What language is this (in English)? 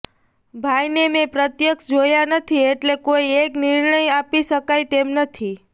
Gujarati